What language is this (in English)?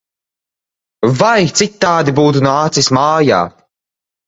Latvian